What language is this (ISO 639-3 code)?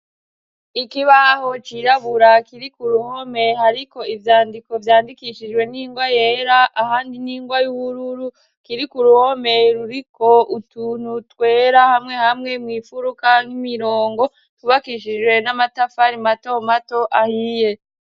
run